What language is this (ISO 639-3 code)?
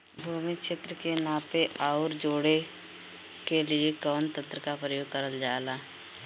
bho